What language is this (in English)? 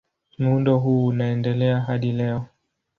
Swahili